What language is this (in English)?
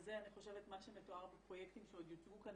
Hebrew